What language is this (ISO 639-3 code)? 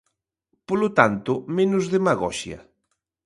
glg